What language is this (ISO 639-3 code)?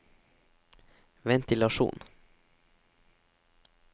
nor